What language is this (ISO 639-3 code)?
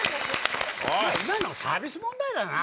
jpn